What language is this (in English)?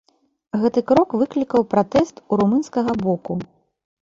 Belarusian